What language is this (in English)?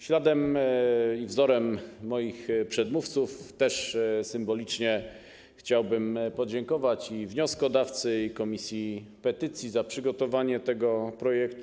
Polish